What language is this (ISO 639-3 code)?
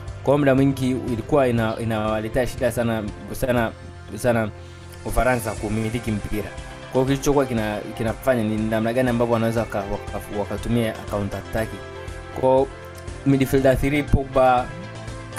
swa